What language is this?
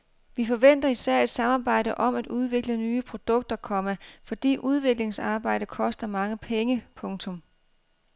Danish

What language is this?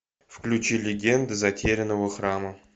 Russian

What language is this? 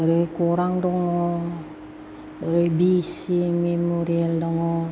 Bodo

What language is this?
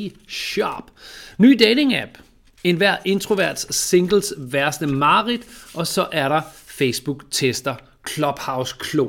Danish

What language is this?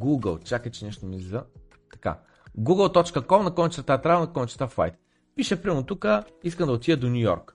Bulgarian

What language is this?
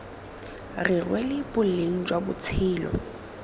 Tswana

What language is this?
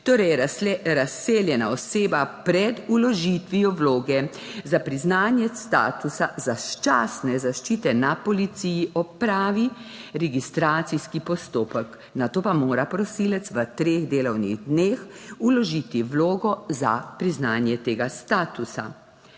Slovenian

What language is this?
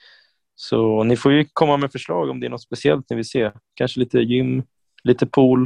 Swedish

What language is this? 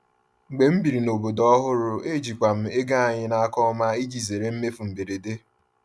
Igbo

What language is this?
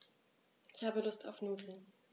German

